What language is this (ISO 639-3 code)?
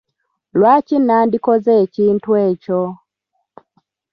lug